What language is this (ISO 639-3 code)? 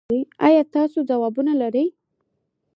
pus